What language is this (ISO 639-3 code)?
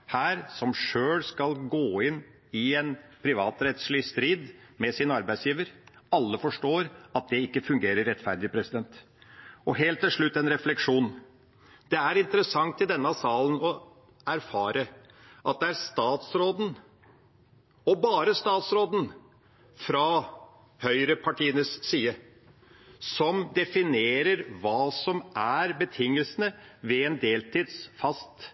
nob